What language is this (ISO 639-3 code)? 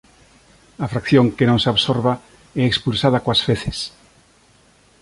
glg